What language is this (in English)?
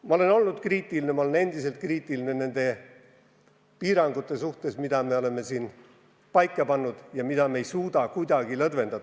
Estonian